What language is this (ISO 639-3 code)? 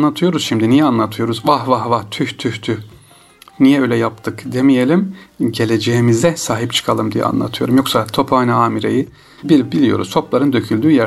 tur